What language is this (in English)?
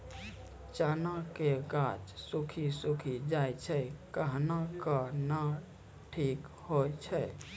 Maithili